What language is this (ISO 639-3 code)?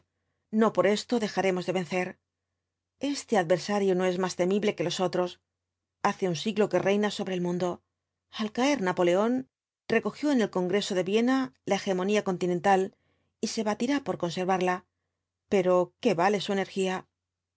spa